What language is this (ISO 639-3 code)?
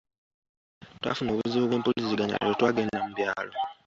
lug